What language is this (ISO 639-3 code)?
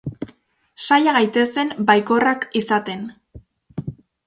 eus